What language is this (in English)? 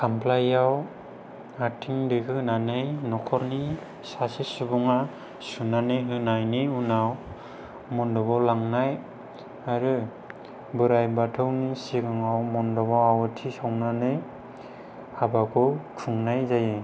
Bodo